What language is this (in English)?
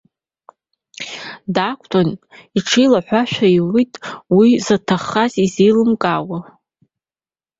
Abkhazian